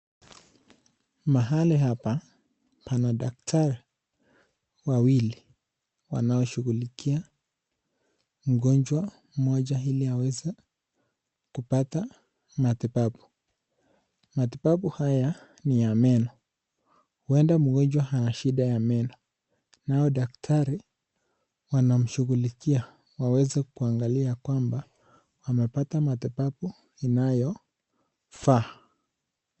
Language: Swahili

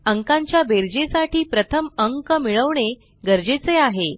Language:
Marathi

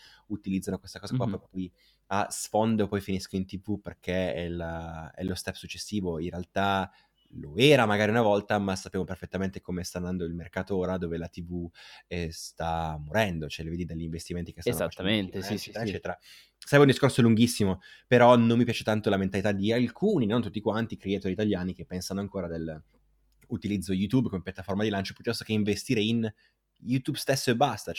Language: Italian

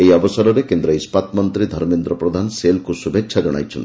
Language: Odia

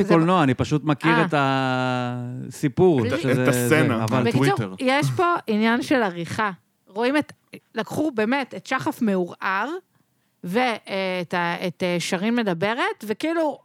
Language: Hebrew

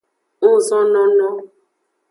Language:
Aja (Benin)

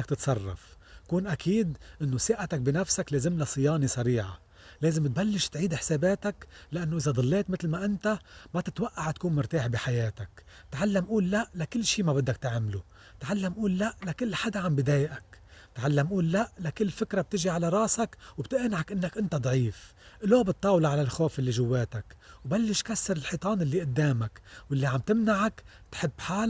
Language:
Arabic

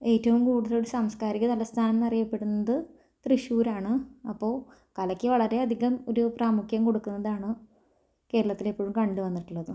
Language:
Malayalam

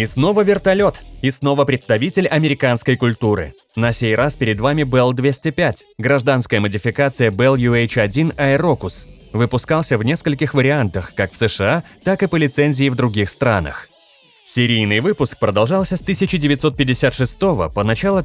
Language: Russian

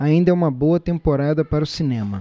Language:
Portuguese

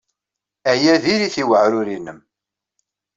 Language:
Kabyle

